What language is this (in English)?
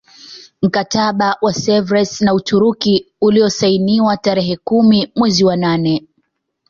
Swahili